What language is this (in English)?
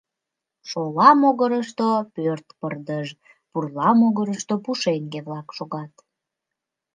Mari